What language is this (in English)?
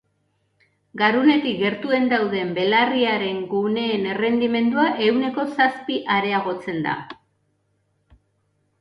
Basque